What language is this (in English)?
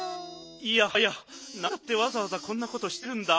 Japanese